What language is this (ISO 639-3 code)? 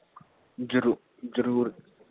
pan